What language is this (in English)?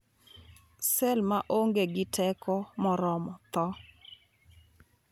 Luo (Kenya and Tanzania)